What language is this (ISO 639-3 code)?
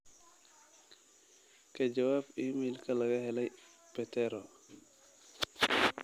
som